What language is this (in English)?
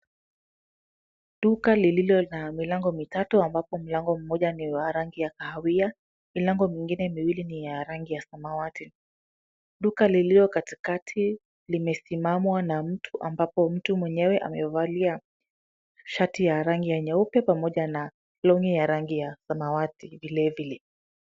Swahili